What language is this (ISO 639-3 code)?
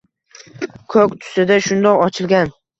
uzb